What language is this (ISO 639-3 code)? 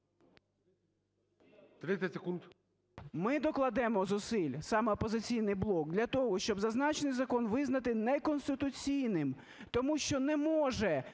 ukr